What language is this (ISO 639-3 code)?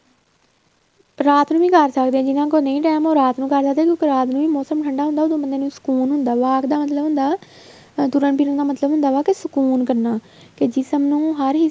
pan